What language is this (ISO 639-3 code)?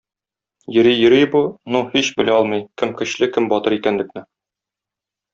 tat